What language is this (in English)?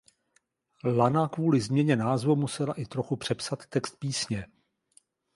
Czech